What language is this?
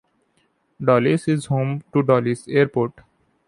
English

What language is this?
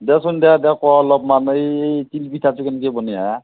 Assamese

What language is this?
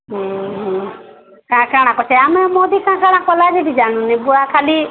Odia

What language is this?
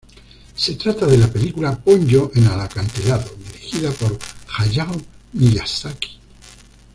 Spanish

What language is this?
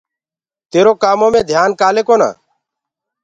Gurgula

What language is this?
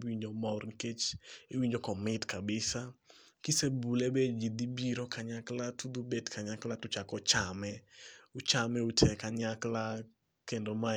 Luo (Kenya and Tanzania)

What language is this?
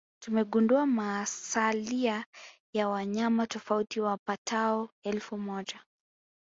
Swahili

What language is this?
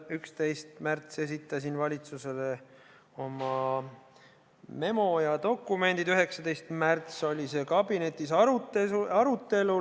Estonian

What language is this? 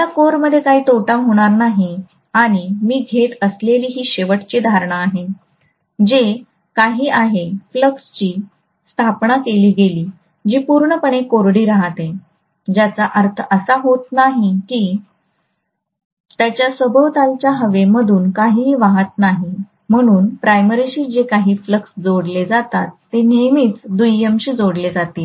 Marathi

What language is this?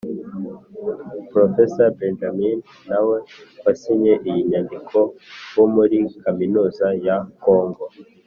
Kinyarwanda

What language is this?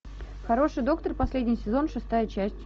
Russian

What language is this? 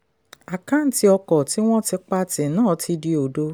Yoruba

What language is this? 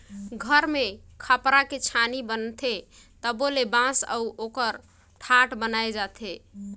Chhattisgarhi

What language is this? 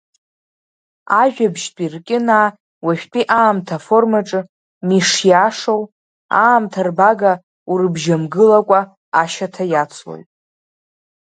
Abkhazian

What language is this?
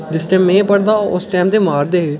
Dogri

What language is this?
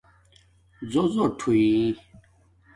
Domaaki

